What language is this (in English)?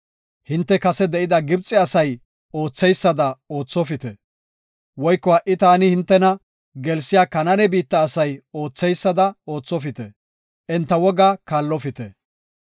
Gofa